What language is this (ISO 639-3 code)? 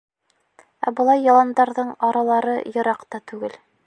bak